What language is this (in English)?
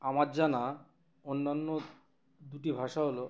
Bangla